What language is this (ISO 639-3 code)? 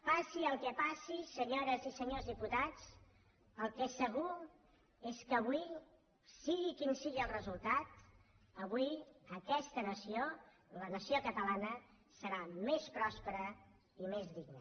cat